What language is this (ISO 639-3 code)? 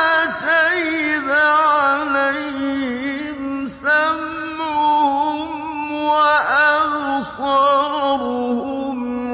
ara